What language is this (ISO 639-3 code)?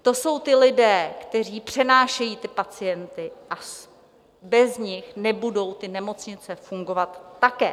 ces